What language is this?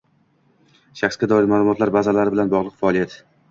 Uzbek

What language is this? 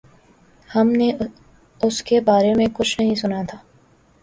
Urdu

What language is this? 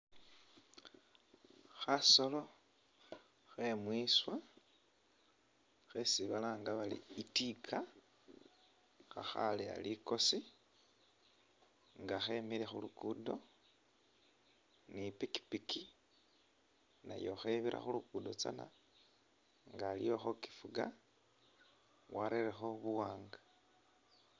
Masaaba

